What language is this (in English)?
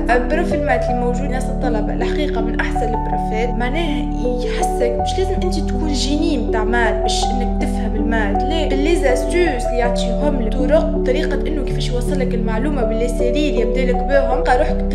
Arabic